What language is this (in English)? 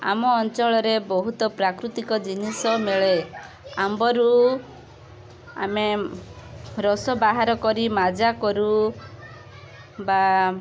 Odia